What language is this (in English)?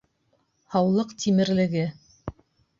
Bashkir